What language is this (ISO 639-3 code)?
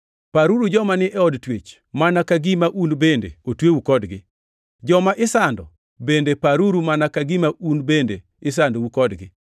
luo